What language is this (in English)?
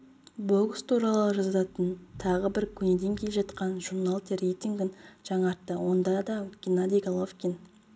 Kazakh